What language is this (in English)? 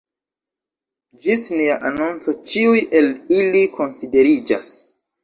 Esperanto